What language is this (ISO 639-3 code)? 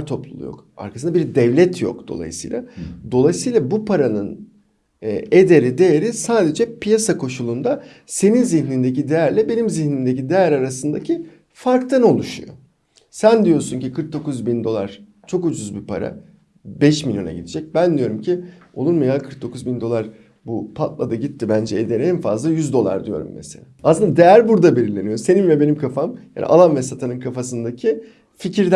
tur